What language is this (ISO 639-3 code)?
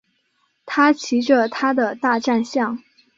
zho